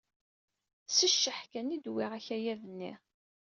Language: Kabyle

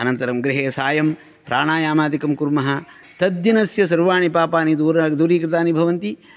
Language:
Sanskrit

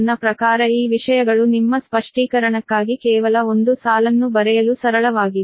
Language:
Kannada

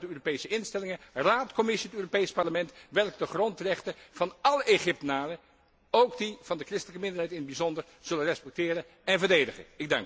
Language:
Dutch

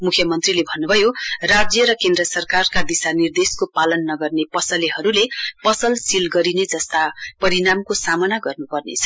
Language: Nepali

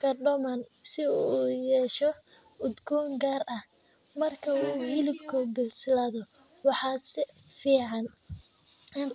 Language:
Somali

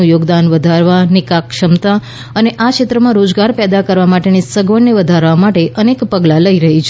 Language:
Gujarati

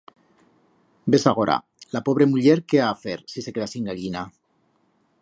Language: Aragonese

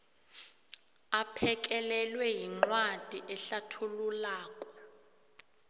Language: South Ndebele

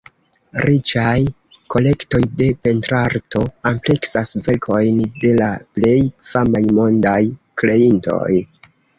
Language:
Esperanto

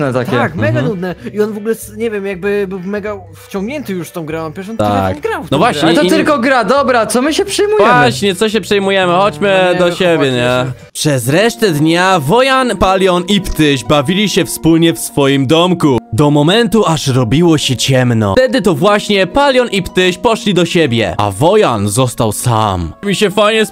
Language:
Polish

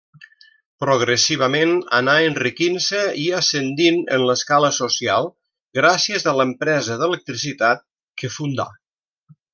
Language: Catalan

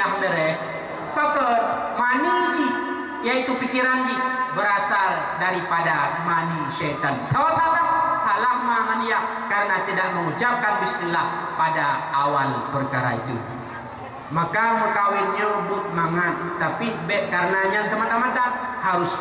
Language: Malay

